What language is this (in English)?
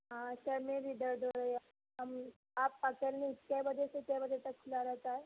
Urdu